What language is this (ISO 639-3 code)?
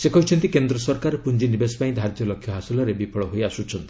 ori